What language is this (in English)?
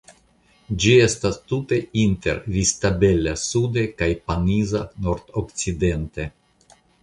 Esperanto